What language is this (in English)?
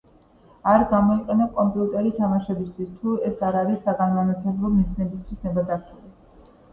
Georgian